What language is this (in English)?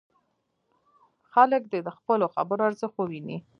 Pashto